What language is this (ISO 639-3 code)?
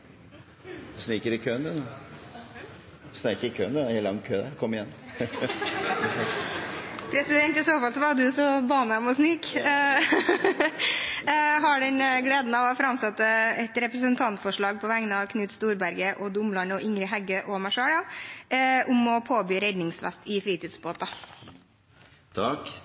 nor